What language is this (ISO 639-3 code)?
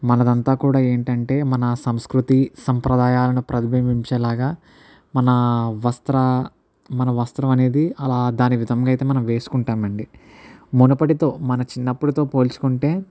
tel